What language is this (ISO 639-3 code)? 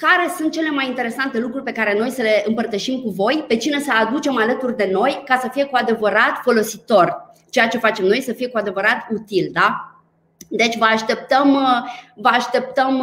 ron